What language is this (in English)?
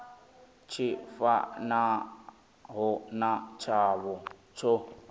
Venda